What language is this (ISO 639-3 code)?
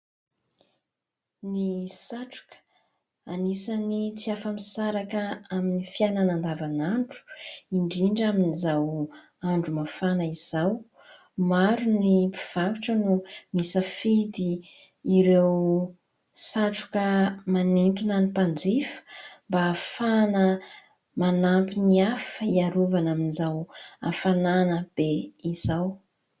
mlg